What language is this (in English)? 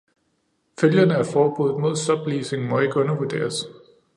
Danish